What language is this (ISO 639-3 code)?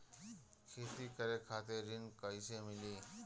bho